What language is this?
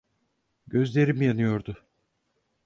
Turkish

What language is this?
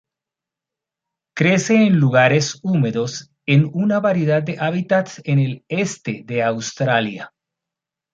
Spanish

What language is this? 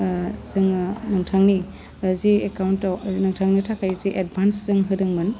Bodo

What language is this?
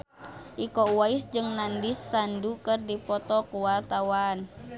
Sundanese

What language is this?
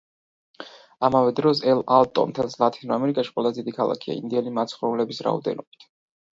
Georgian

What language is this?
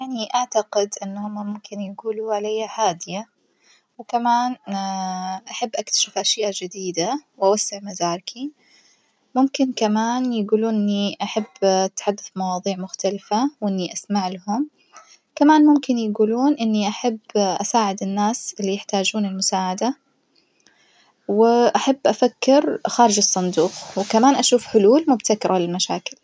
Najdi Arabic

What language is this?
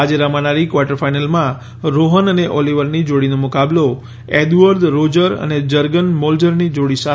Gujarati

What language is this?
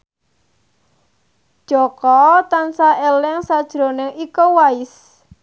Javanese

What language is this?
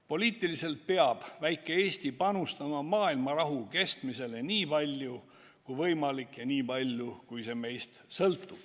Estonian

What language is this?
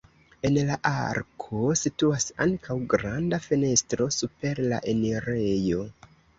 Esperanto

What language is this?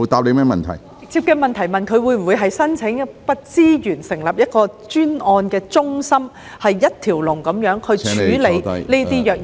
Cantonese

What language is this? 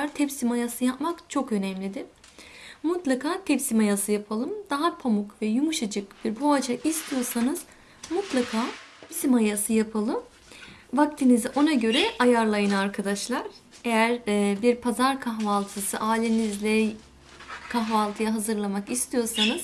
Turkish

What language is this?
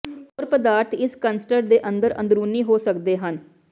Punjabi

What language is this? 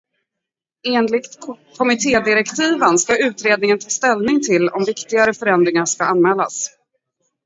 Swedish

